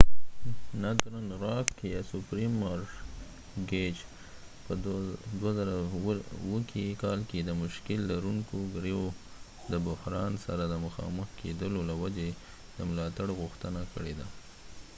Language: Pashto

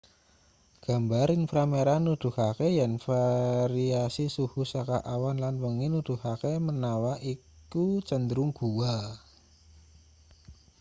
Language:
Javanese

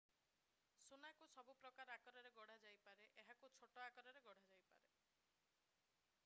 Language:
Odia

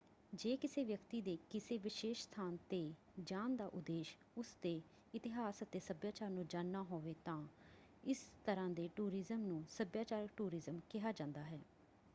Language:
Punjabi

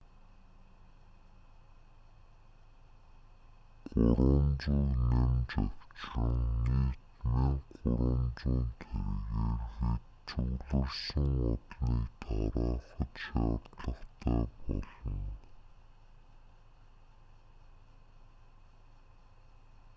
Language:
Mongolian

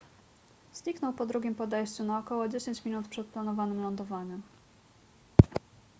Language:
Polish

